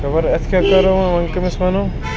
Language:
Kashmiri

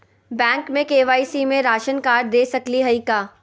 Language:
Magahi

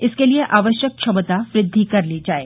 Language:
Hindi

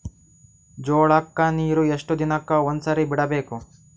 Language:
Kannada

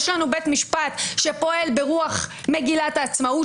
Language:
Hebrew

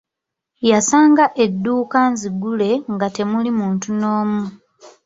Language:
Ganda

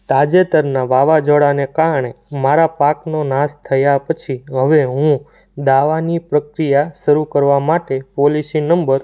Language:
Gujarati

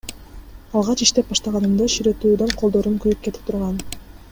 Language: Kyrgyz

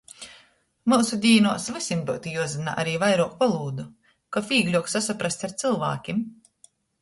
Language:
Latgalian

